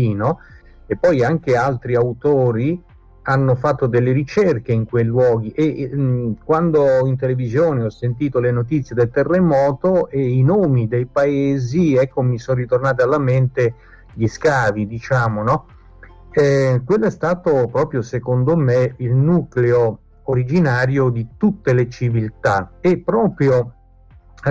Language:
Italian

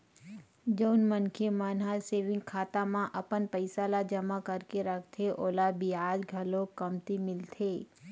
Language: Chhattisgarhi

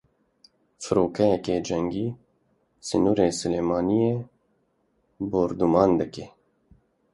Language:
Kurdish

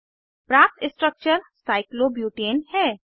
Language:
Hindi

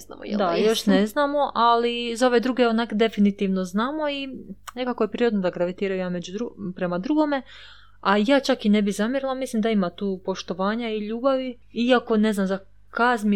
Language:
Croatian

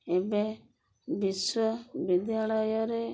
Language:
Odia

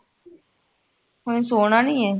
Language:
Punjabi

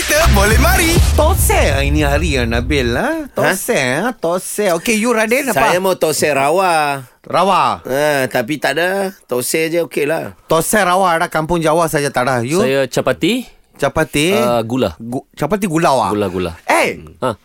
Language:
Malay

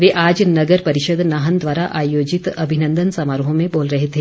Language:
Hindi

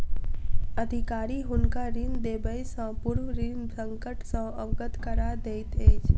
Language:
Maithili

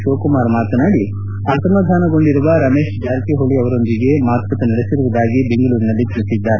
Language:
Kannada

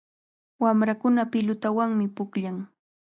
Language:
Cajatambo North Lima Quechua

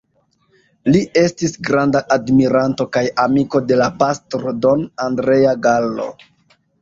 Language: Esperanto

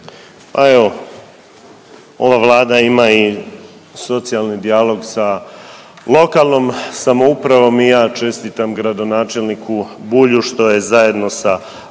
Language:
Croatian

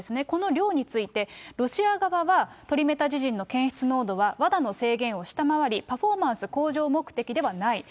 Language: Japanese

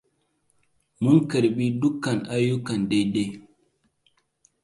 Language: Hausa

